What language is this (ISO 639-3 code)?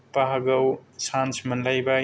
brx